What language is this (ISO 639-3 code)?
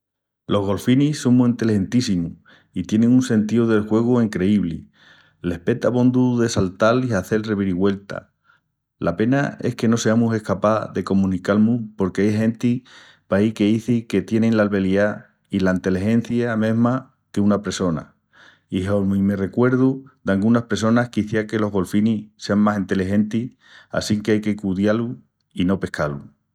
ext